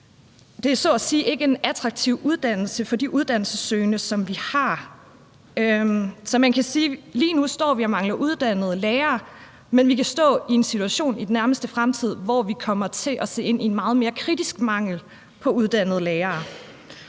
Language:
Danish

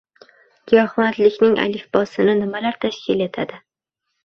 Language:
Uzbek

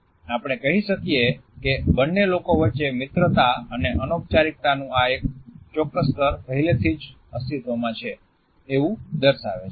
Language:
Gujarati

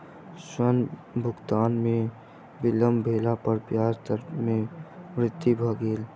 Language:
Maithili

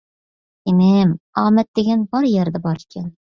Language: Uyghur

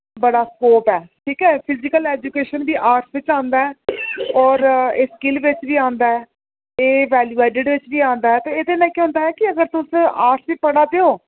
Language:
Dogri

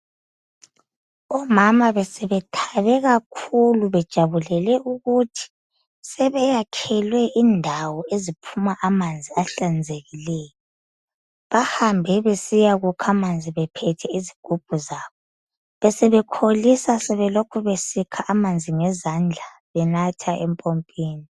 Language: North Ndebele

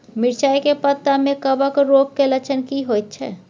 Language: Maithili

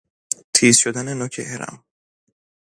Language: Persian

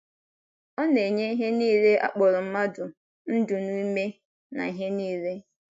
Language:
Igbo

